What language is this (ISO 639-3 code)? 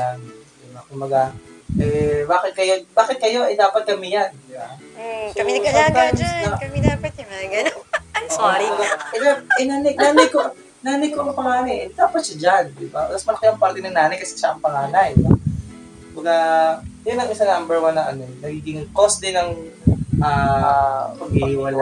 fil